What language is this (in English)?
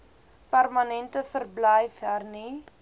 Afrikaans